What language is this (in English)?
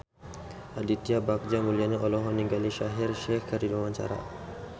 Sundanese